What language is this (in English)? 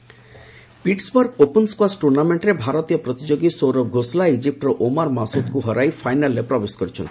Odia